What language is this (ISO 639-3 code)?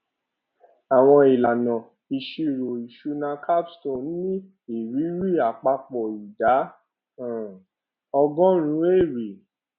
yor